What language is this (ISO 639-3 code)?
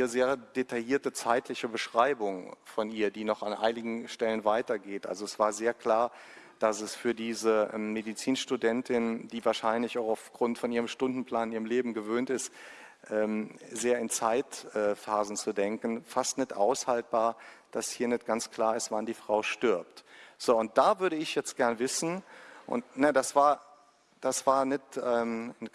deu